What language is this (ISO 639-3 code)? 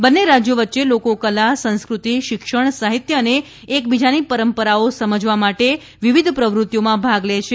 guj